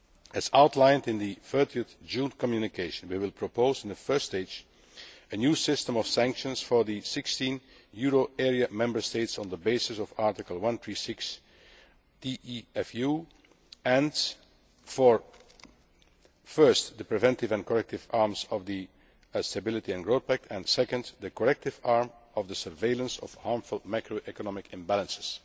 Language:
English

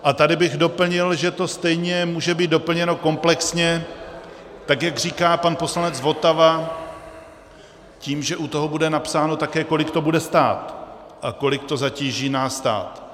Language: Czech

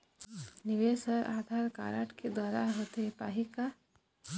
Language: Chhattisgarhi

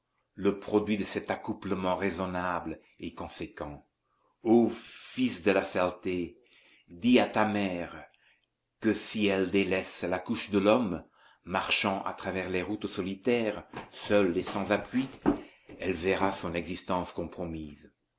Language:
French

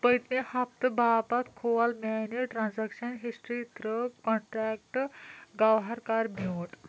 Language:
Kashmiri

